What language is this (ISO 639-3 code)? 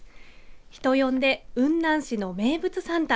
jpn